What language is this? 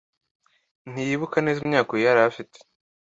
Kinyarwanda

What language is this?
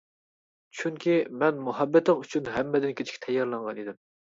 Uyghur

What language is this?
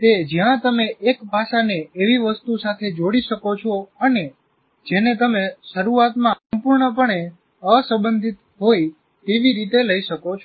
Gujarati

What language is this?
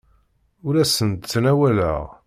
Kabyle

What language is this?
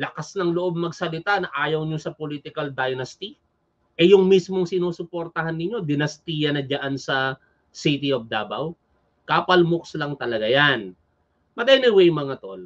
Filipino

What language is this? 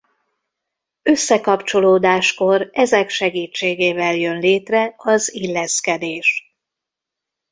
Hungarian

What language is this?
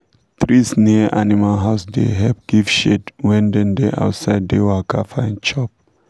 Nigerian Pidgin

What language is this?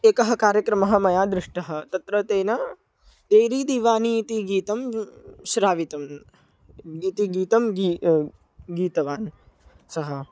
Sanskrit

